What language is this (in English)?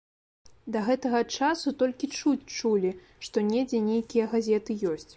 Belarusian